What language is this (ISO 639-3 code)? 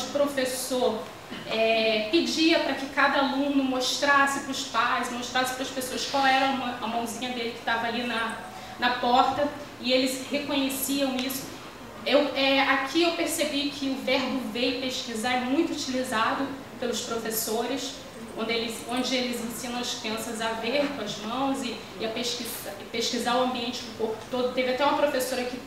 por